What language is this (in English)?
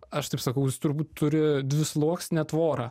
Lithuanian